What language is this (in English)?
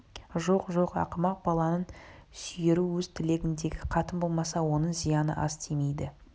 Kazakh